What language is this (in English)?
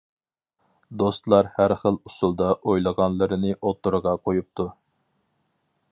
Uyghur